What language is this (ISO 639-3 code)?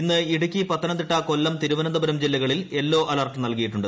mal